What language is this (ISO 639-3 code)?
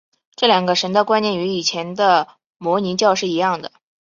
zho